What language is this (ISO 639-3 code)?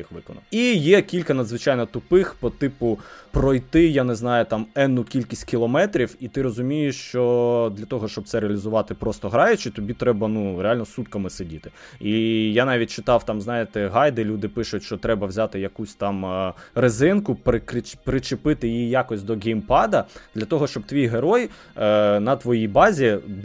ukr